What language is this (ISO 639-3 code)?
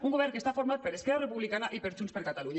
cat